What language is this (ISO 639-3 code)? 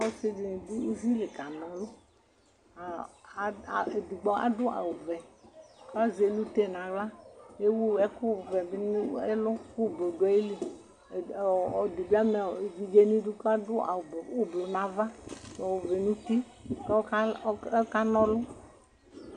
kpo